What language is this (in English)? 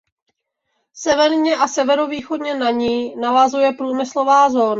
Czech